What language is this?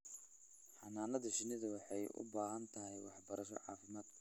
Somali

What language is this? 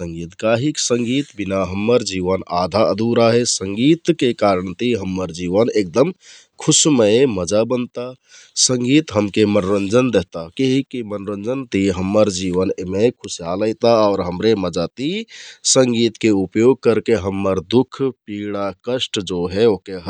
Kathoriya Tharu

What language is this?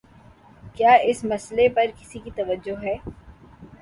Urdu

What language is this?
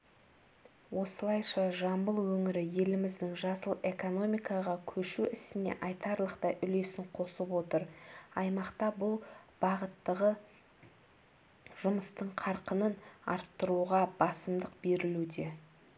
Kazakh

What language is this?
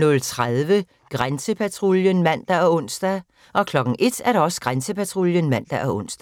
Danish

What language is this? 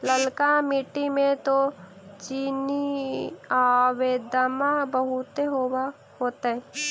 Magahi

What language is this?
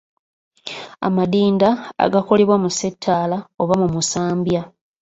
Ganda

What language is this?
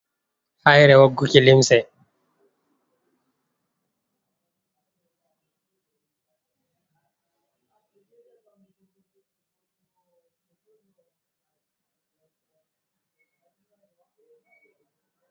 Fula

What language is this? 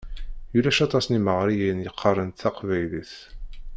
Kabyle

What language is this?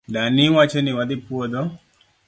Luo (Kenya and Tanzania)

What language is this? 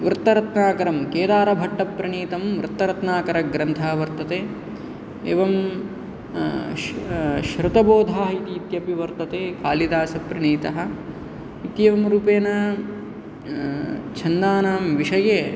Sanskrit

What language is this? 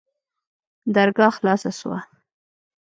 Pashto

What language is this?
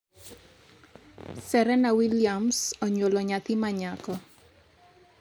Luo (Kenya and Tanzania)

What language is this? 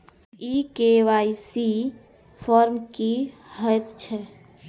Maithili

